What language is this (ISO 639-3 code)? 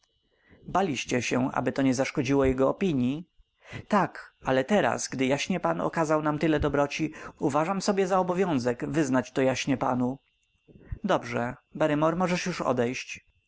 pol